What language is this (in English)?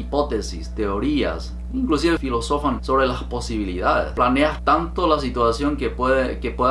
Spanish